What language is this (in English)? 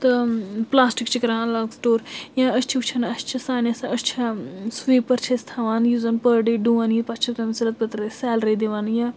Kashmiri